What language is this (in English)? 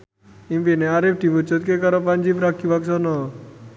Javanese